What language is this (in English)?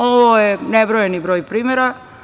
Serbian